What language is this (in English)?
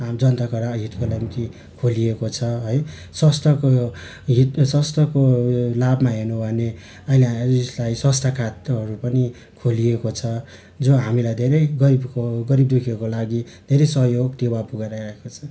Nepali